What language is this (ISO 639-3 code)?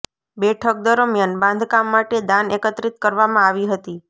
guj